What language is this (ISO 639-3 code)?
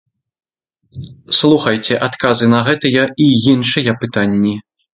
bel